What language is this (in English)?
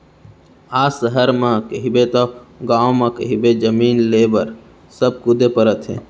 Chhattisgarhi